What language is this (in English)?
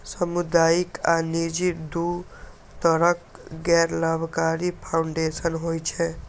Maithili